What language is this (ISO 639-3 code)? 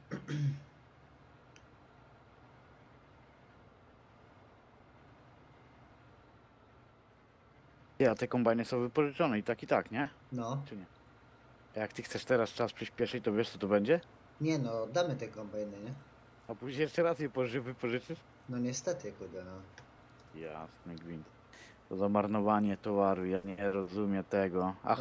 pol